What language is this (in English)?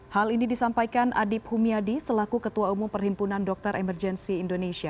Indonesian